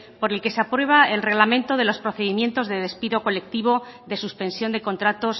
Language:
Spanish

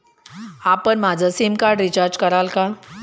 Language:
Marathi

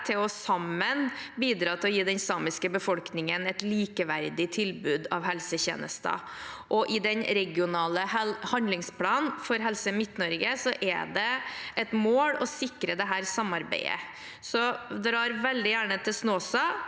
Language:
Norwegian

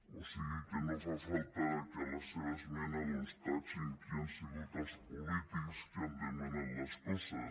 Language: Catalan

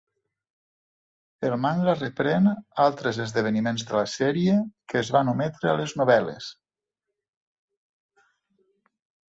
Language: Catalan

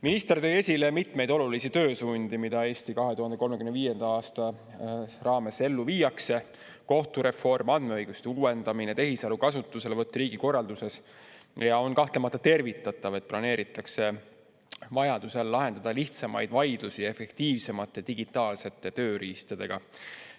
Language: Estonian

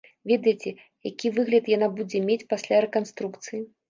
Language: Belarusian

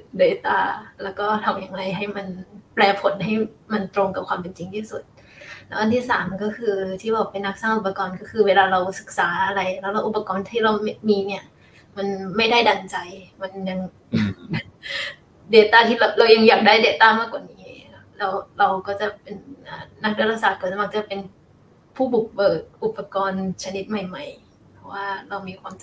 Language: Thai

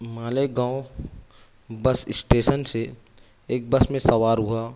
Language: Urdu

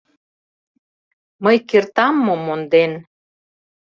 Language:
Mari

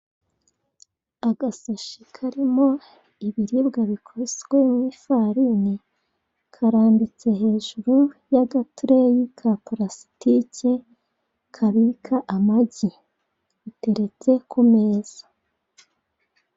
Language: Kinyarwanda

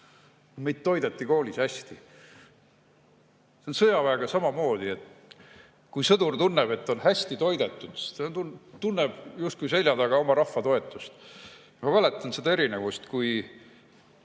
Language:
Estonian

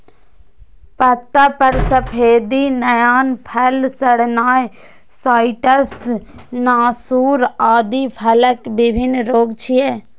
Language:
Maithili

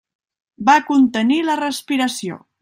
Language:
Catalan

